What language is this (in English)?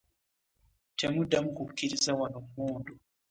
Ganda